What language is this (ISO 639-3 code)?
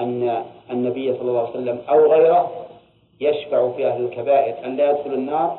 ara